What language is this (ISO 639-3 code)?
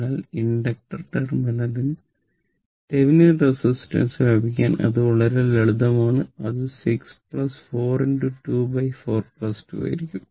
mal